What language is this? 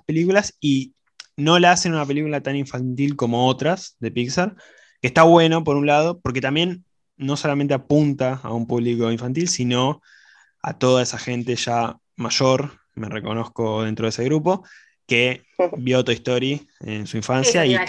Spanish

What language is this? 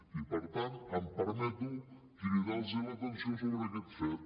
Catalan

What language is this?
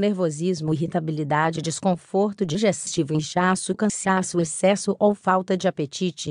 Portuguese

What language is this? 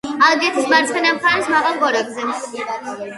Georgian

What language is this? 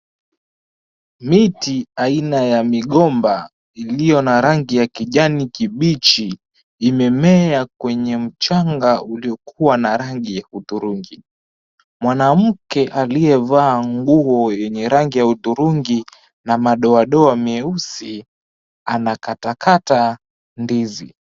Swahili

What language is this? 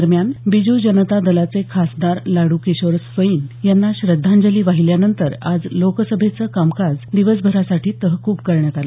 Marathi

